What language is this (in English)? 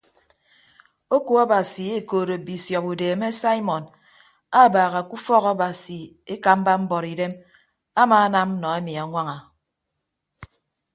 Ibibio